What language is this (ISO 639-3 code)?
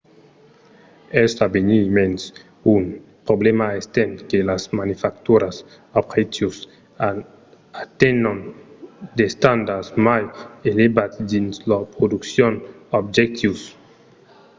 oci